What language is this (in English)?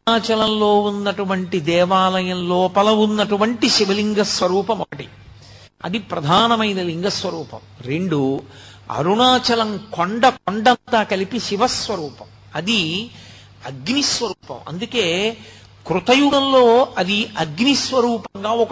Telugu